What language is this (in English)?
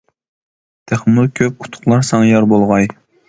Uyghur